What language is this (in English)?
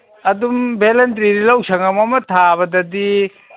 Manipuri